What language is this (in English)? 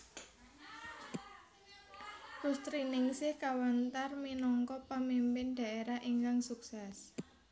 Javanese